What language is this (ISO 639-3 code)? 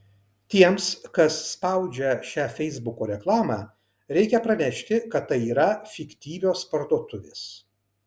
lit